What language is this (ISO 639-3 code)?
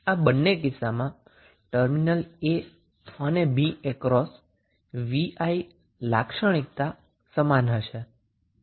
guj